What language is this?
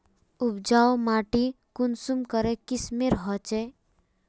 Magahi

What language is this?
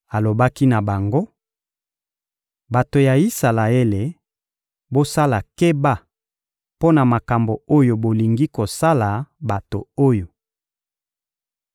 Lingala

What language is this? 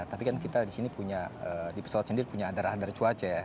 Indonesian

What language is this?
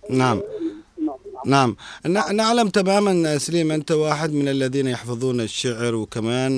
Arabic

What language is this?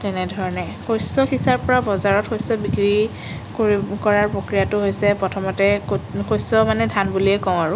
Assamese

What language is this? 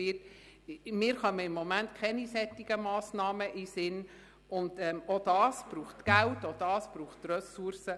Swiss German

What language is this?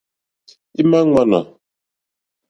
Mokpwe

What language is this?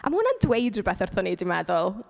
Welsh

